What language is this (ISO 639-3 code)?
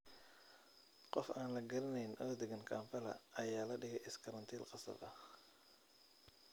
som